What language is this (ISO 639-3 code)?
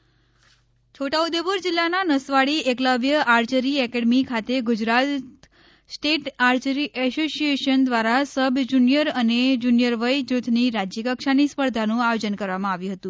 guj